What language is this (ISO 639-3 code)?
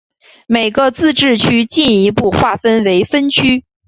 zho